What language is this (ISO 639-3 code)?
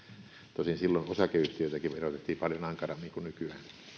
fin